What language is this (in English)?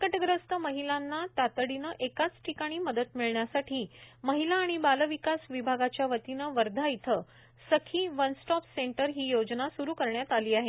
Marathi